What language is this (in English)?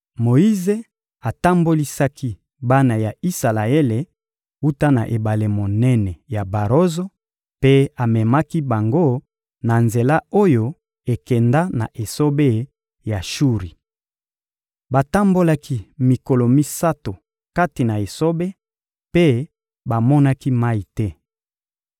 Lingala